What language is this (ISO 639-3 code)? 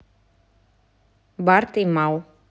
rus